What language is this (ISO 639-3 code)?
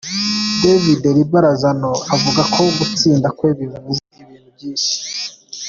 kin